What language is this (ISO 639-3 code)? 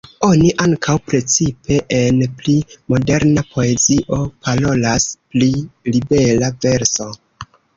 epo